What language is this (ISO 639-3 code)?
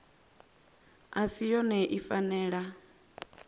ven